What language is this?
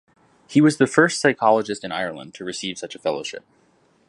English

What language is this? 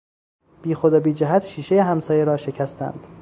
Persian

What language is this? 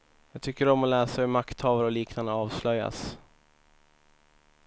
Swedish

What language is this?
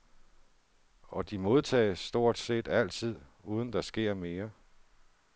Danish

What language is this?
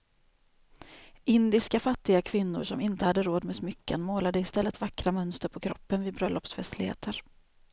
Swedish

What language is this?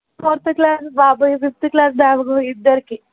Telugu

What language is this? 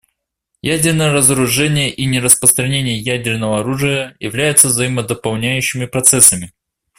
Russian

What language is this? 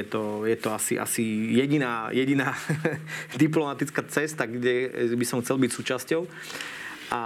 Slovak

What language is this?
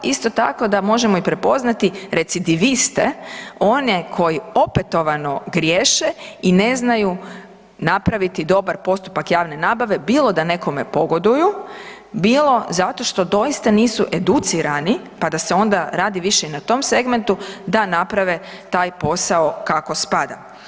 Croatian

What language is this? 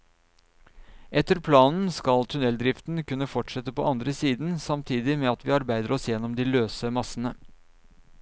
Norwegian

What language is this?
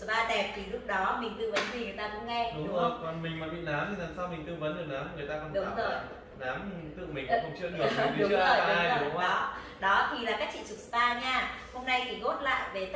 Vietnamese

